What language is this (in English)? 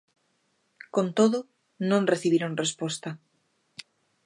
Galician